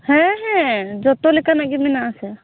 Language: Santali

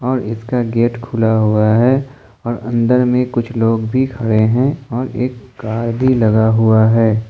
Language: Hindi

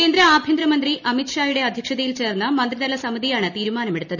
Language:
Malayalam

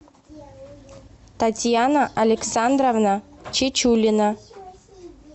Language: Russian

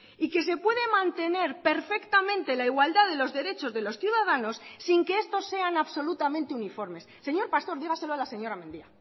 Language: Spanish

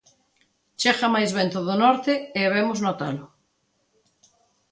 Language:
Galician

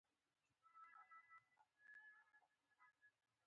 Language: Pashto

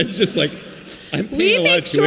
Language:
English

